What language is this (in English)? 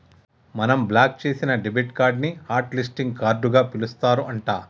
Telugu